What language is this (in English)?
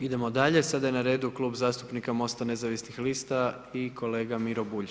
Croatian